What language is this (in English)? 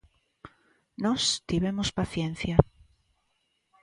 Galician